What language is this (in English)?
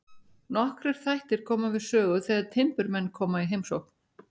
Icelandic